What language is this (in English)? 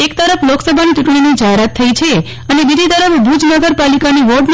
Gujarati